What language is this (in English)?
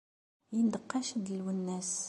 Kabyle